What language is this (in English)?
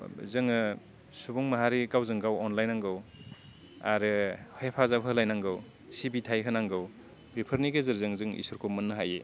Bodo